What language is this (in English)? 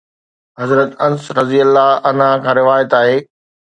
Sindhi